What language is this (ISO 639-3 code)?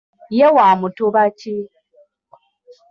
lug